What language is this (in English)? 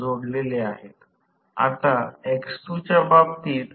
Marathi